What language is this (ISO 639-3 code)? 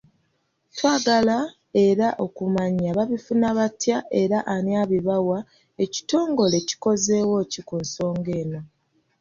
lug